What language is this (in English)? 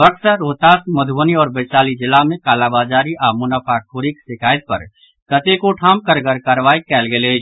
Maithili